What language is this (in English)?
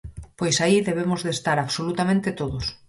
Galician